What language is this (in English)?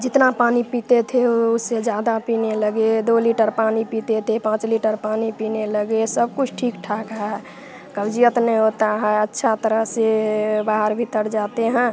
Hindi